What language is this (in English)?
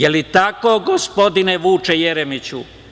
Serbian